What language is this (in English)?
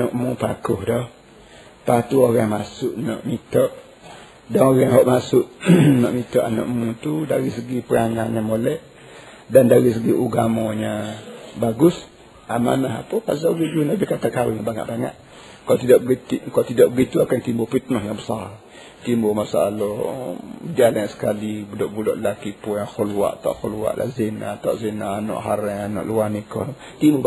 Malay